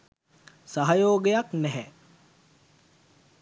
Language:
Sinhala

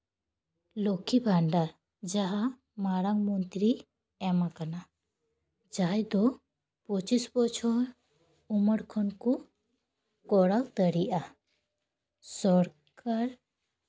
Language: Santali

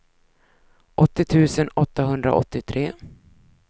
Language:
Swedish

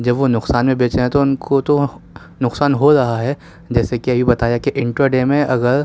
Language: Urdu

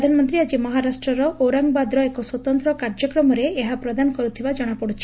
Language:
Odia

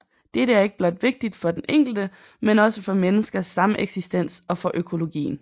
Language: Danish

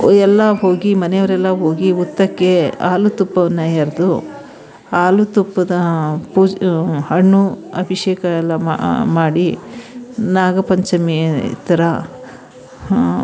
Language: Kannada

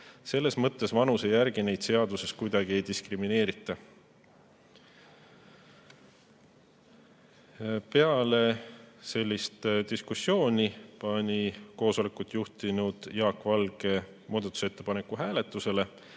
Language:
Estonian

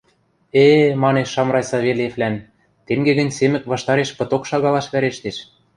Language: Western Mari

